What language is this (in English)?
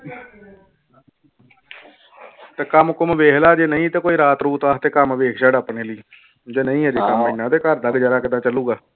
Punjabi